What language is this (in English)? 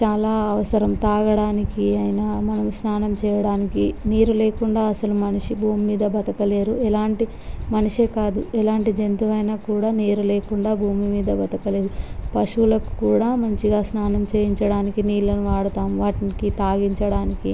Telugu